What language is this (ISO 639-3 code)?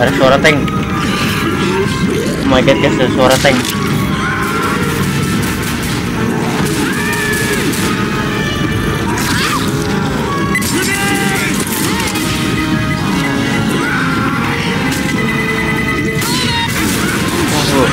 ind